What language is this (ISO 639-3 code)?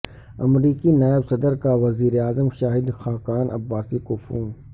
urd